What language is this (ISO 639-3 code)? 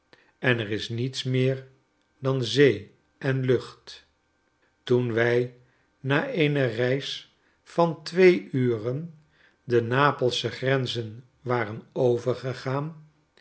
nld